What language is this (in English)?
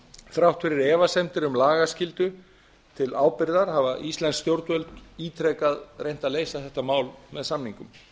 Icelandic